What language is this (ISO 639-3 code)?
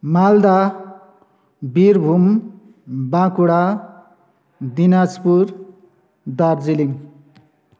nep